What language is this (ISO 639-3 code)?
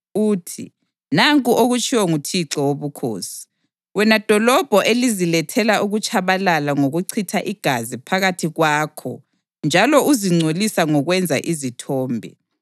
nde